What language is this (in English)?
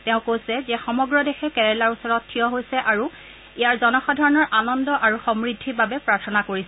Assamese